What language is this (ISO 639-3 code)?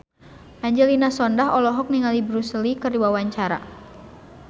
sun